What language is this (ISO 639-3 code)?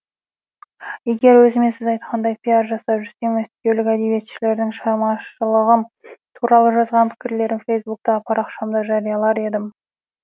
kaz